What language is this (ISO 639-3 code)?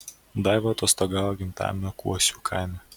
lit